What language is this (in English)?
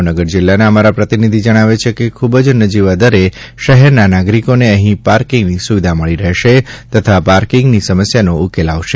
Gujarati